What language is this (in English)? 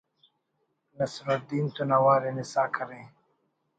Brahui